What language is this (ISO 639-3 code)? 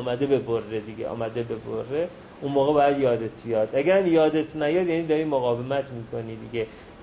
fas